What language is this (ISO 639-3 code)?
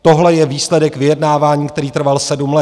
ces